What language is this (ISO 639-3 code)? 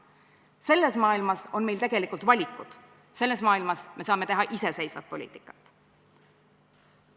est